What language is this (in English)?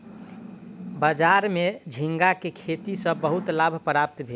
Maithili